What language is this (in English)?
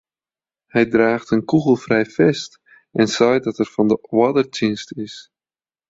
Western Frisian